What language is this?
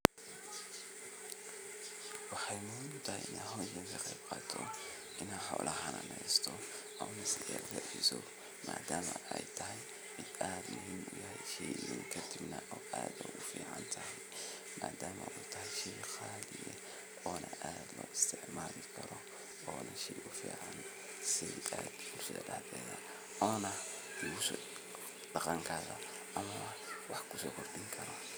Somali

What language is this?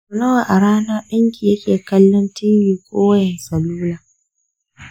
Hausa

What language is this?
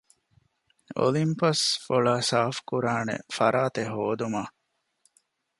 Divehi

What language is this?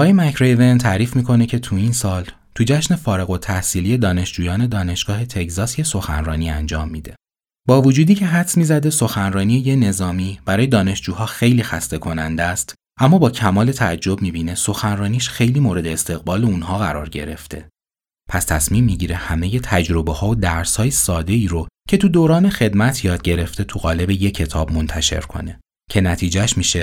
Persian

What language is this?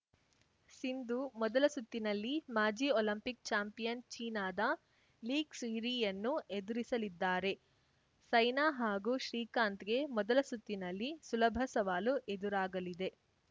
Kannada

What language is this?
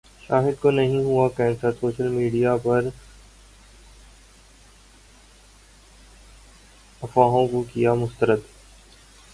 Urdu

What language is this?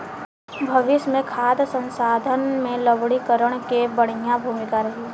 Bhojpuri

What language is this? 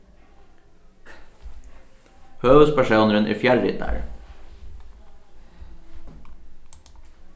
Faroese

